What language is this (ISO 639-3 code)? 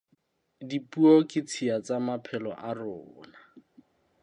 sot